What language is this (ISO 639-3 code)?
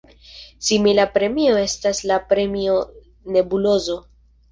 epo